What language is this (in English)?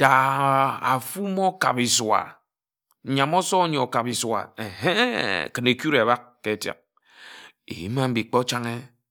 Ejagham